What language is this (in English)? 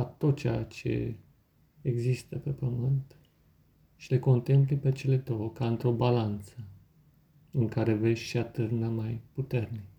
Romanian